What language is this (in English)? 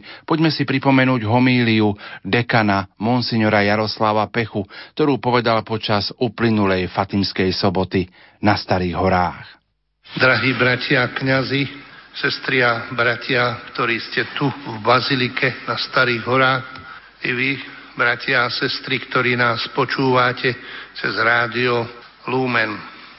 Slovak